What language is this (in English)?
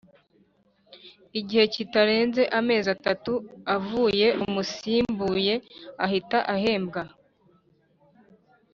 Kinyarwanda